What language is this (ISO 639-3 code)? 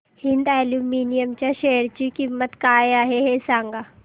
mar